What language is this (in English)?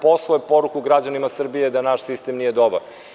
Serbian